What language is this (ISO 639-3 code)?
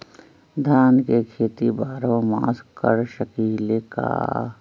mag